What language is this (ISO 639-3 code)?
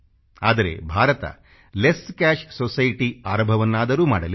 kan